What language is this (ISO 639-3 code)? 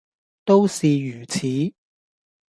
yue